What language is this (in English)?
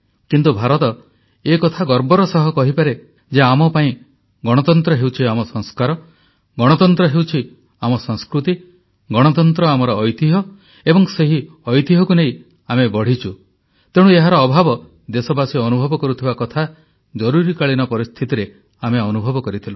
Odia